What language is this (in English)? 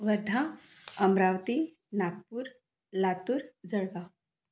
Marathi